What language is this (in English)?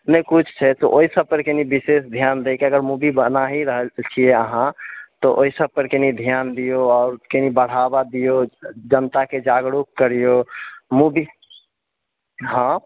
Maithili